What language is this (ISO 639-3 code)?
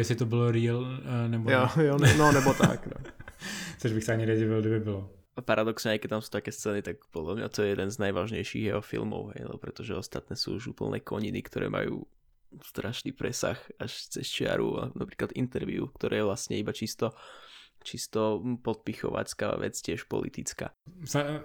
ces